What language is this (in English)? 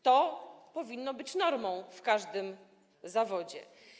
Polish